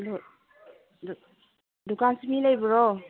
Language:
Manipuri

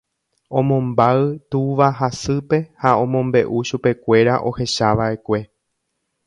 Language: Guarani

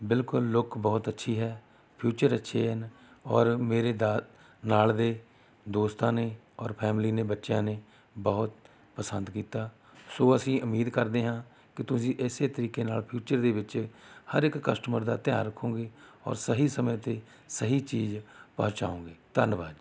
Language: Punjabi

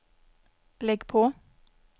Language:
Swedish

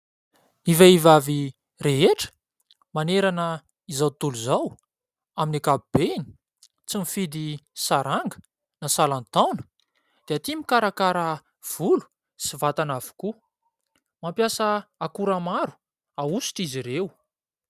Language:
Malagasy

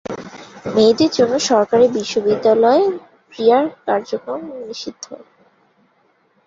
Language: Bangla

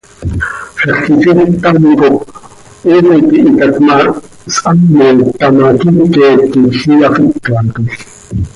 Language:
Seri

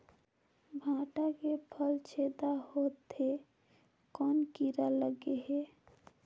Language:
Chhattisgarhi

